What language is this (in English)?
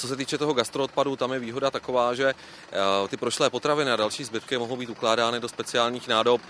Czech